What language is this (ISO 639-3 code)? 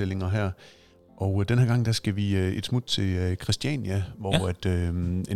dan